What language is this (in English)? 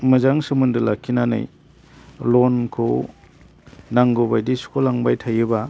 Bodo